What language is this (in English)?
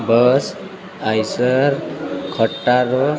Gujarati